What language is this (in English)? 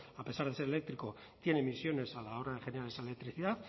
Spanish